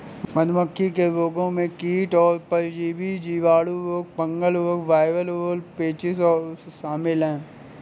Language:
Hindi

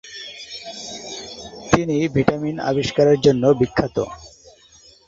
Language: Bangla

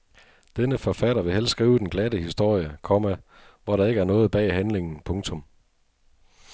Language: Danish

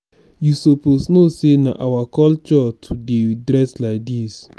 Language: Nigerian Pidgin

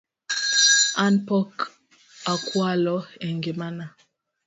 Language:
Luo (Kenya and Tanzania)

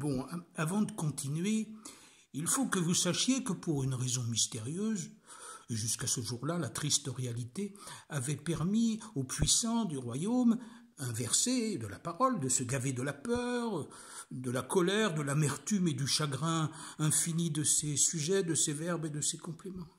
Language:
French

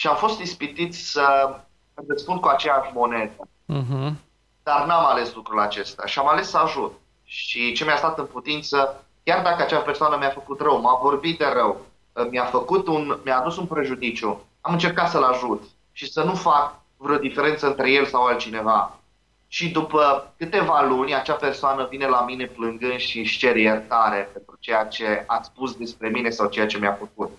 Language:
Romanian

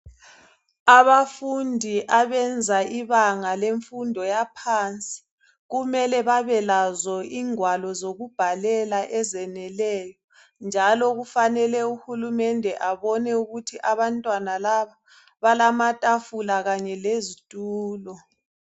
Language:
North Ndebele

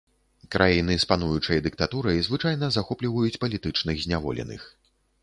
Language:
Belarusian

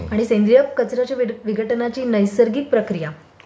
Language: Marathi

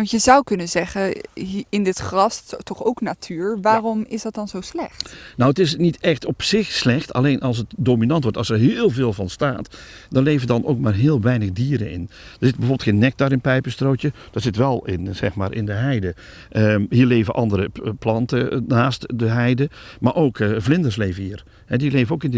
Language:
Dutch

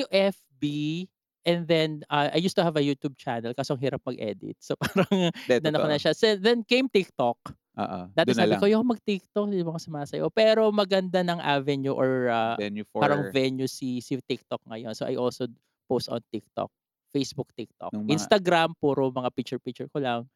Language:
Filipino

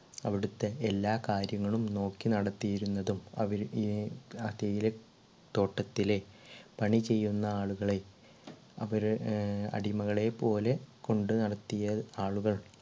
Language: Malayalam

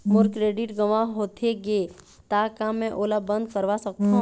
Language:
Chhattisgarhi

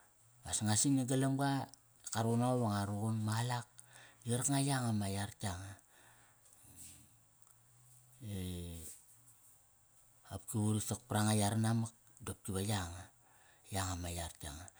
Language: Kairak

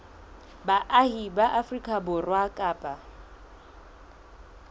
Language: Southern Sotho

